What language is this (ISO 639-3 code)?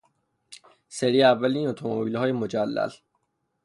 fas